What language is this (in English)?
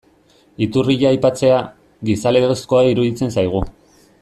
Basque